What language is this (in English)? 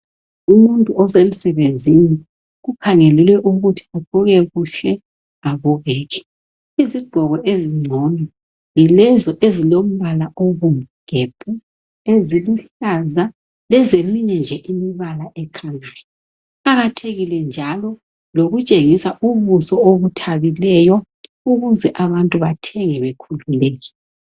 North Ndebele